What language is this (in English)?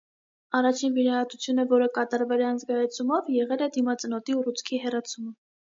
Armenian